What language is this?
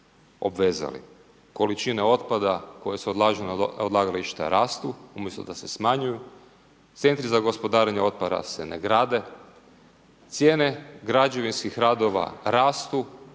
Croatian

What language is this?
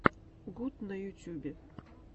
Russian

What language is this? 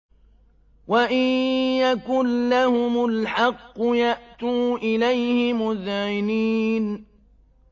Arabic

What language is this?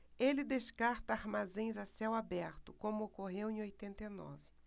Portuguese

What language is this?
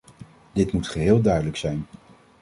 Dutch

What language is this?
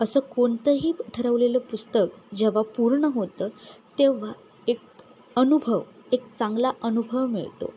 Marathi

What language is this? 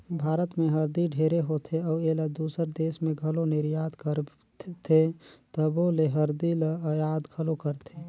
Chhattisgarhi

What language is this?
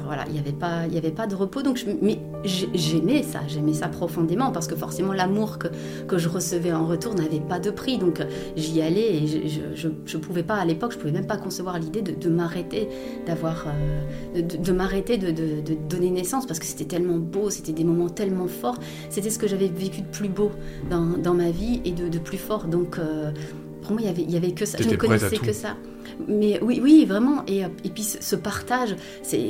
French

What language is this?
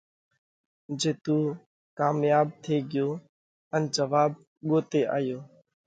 Parkari Koli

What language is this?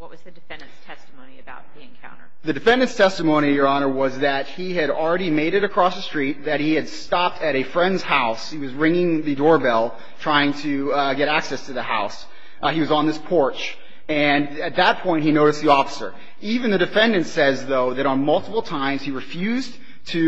English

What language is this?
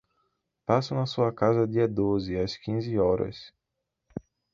Portuguese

